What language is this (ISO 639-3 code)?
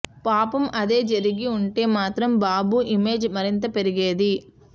tel